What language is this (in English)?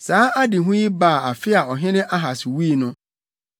Akan